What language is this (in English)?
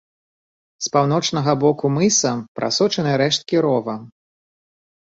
Belarusian